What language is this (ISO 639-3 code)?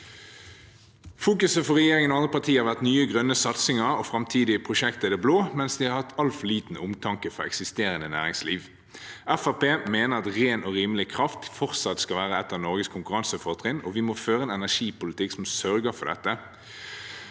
nor